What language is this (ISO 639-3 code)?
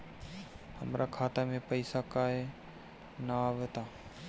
bho